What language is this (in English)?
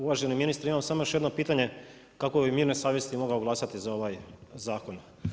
Croatian